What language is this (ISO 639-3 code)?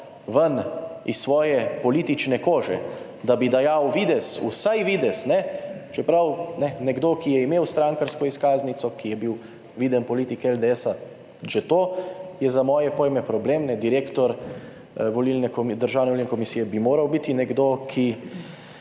slv